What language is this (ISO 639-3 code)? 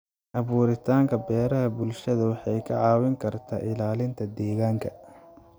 som